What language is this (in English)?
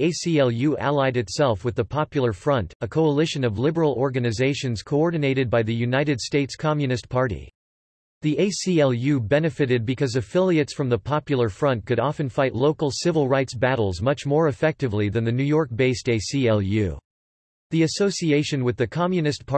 English